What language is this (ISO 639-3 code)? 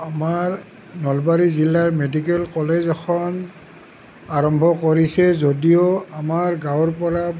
asm